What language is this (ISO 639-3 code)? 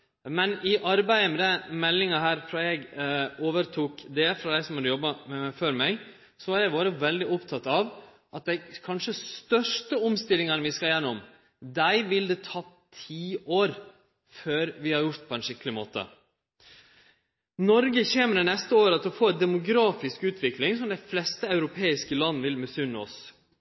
nno